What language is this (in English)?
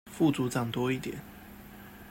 Chinese